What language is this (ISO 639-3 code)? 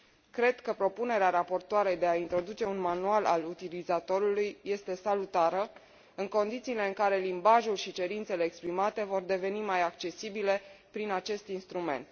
ron